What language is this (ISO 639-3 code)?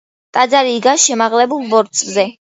kat